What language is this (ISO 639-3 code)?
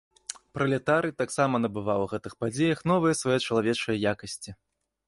bel